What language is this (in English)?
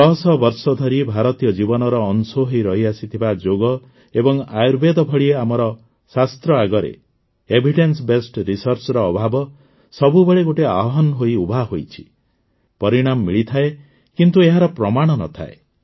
Odia